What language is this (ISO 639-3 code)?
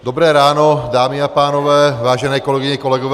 ces